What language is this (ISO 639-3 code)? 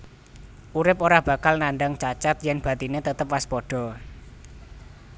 jav